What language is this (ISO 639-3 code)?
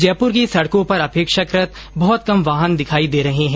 hin